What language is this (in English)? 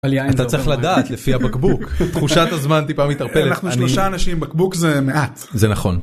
Hebrew